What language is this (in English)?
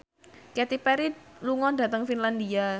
Javanese